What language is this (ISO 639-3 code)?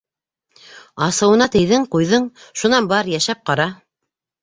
bak